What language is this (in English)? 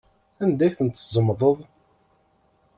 Kabyle